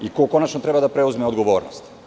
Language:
Serbian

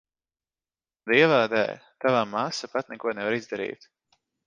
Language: Latvian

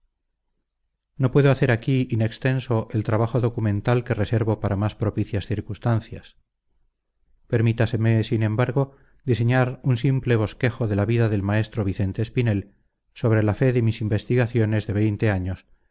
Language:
Spanish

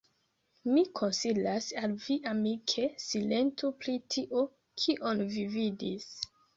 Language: Esperanto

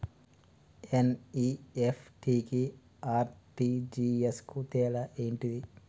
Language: Telugu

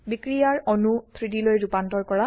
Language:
Assamese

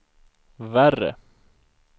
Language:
Swedish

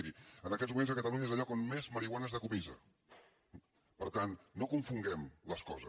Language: Catalan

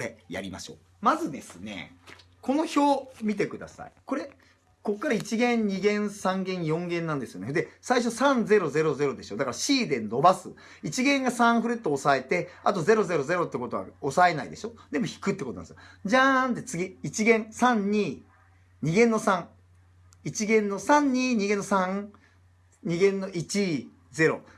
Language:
Japanese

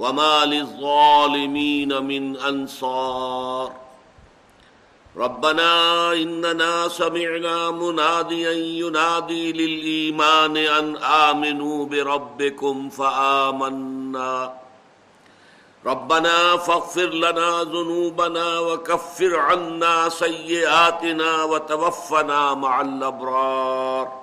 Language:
Urdu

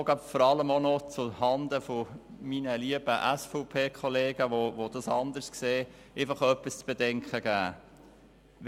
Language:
Swiss German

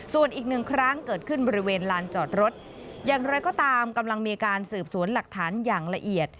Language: Thai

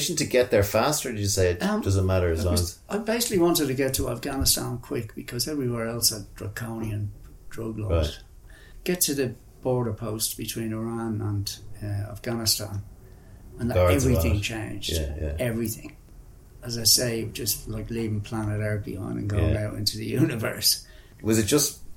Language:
English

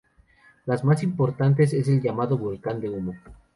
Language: Spanish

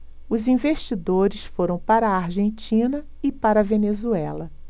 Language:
Portuguese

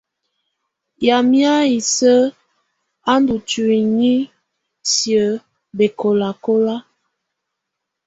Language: Tunen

